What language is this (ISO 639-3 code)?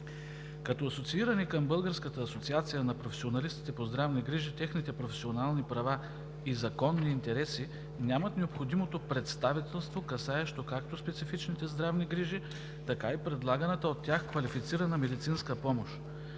bul